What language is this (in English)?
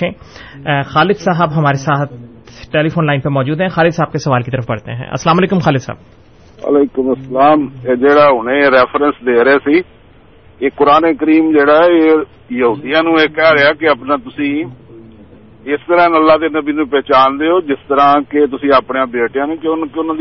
Urdu